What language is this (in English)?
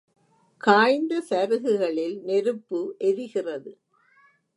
Tamil